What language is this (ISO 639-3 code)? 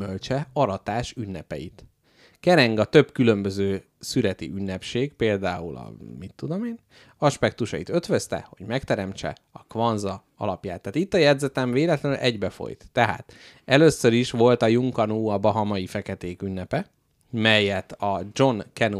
hun